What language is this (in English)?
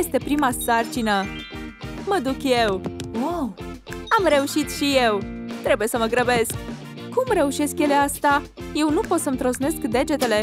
Romanian